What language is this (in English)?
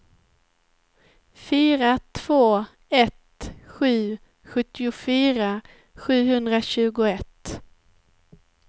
Swedish